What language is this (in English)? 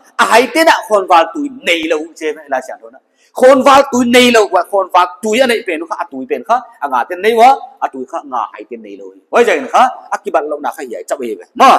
Thai